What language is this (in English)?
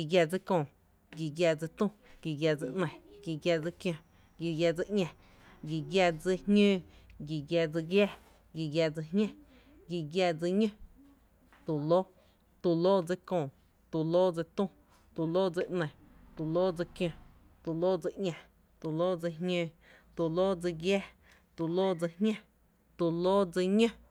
Tepinapa Chinantec